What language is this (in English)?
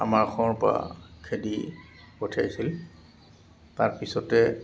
Assamese